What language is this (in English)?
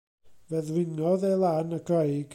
Welsh